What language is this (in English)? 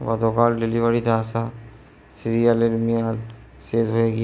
Bangla